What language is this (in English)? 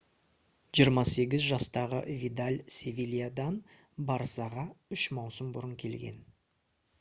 Kazakh